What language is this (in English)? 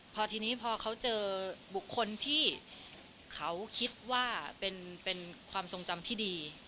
Thai